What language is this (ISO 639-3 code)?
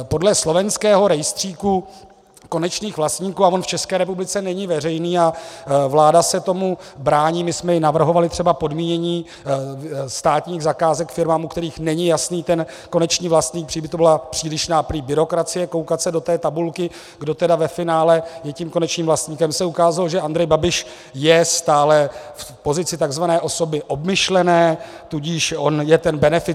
ces